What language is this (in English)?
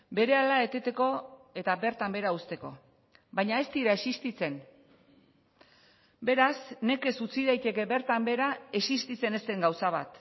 Basque